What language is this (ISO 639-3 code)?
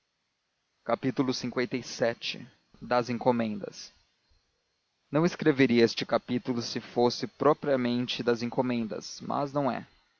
por